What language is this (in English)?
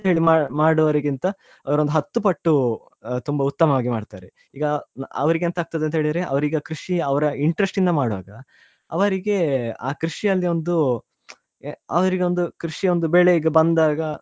Kannada